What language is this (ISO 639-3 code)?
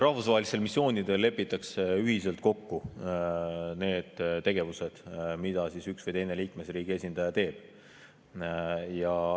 est